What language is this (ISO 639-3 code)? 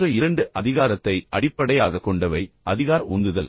tam